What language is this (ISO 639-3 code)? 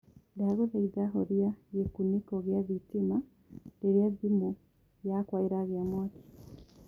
kik